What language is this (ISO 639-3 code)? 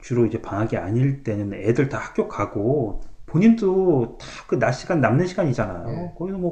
kor